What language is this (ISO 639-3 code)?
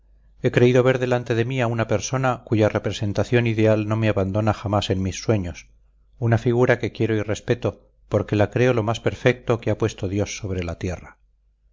spa